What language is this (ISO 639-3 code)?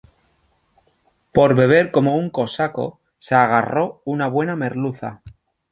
spa